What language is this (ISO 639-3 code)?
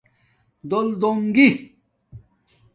dmk